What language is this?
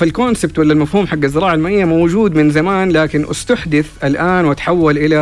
Arabic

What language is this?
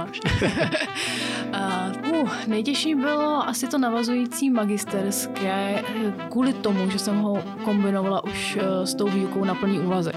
Slovak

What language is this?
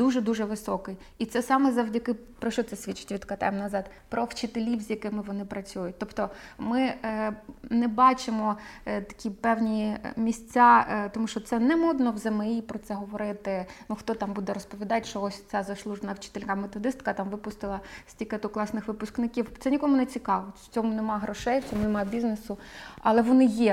Ukrainian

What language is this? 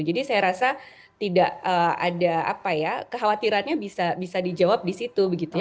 Indonesian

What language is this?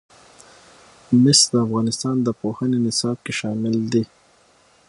Pashto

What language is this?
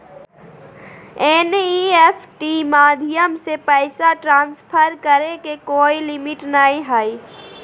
Magahi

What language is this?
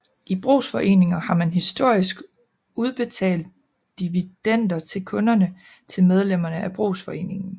Danish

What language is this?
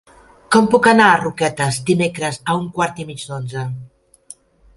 Catalan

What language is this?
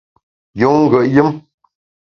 Bamun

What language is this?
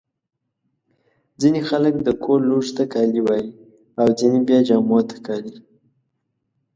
Pashto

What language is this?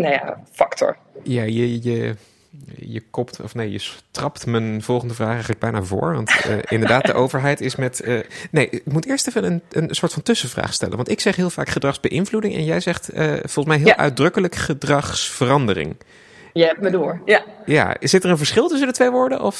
Dutch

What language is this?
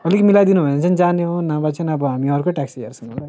Nepali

